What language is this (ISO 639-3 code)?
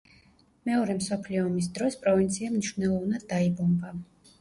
kat